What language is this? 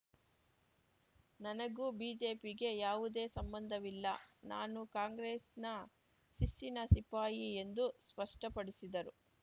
Kannada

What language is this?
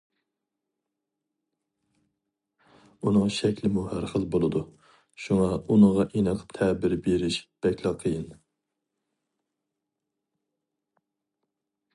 Uyghur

